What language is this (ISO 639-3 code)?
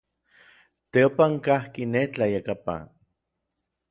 nlv